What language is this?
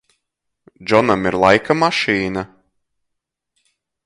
Latvian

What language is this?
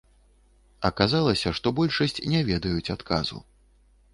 Belarusian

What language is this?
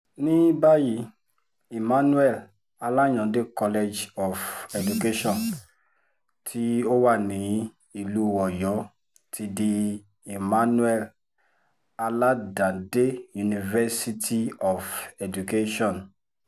Yoruba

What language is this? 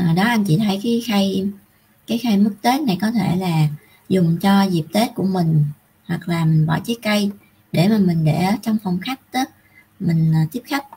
Vietnamese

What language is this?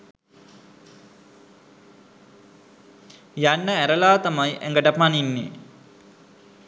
Sinhala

